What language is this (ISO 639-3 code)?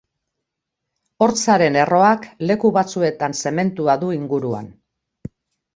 eus